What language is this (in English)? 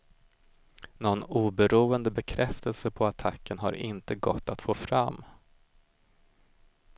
Swedish